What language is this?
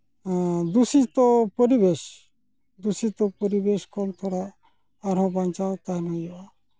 Santali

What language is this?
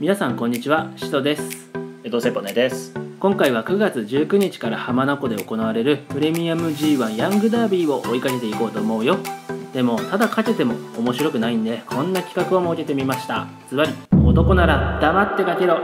Japanese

